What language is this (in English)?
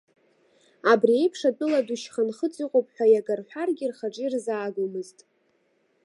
Abkhazian